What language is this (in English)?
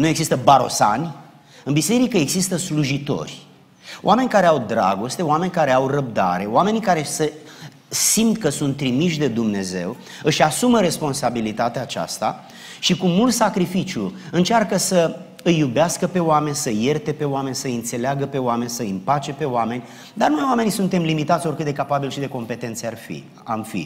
Romanian